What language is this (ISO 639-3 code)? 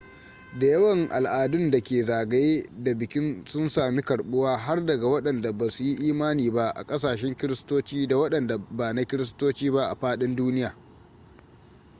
hau